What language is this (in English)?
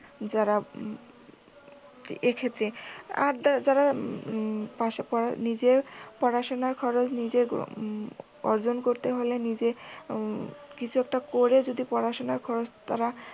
Bangla